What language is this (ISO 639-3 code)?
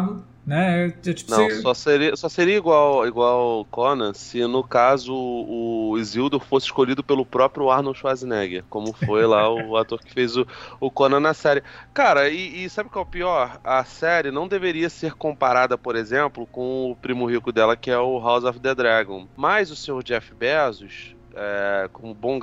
por